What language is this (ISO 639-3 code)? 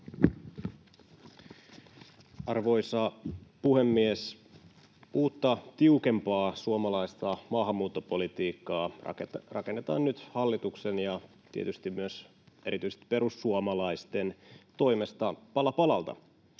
fin